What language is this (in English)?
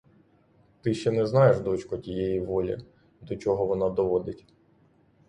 Ukrainian